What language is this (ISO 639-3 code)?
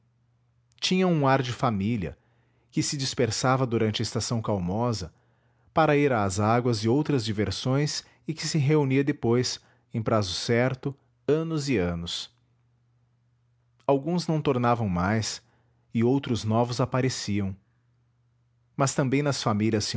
por